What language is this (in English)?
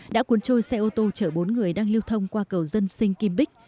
Vietnamese